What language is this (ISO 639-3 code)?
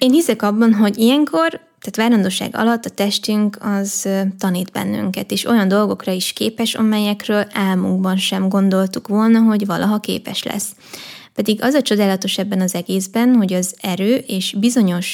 hun